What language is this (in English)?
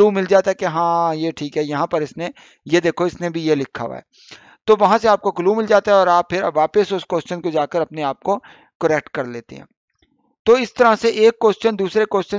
Hindi